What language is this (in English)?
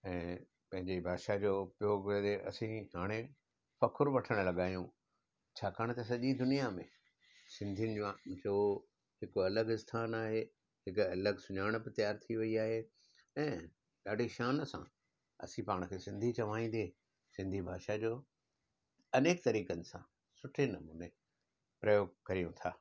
Sindhi